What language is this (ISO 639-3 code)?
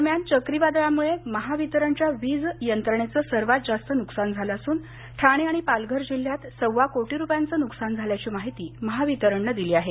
mar